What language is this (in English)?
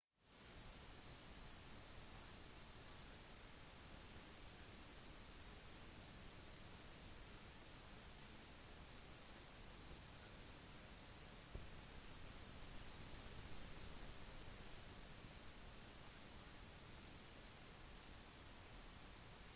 Norwegian Bokmål